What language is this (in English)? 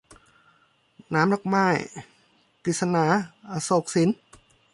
Thai